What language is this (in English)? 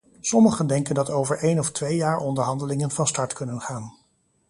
Dutch